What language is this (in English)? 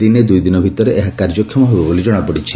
Odia